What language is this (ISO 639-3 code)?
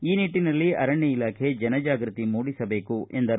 kan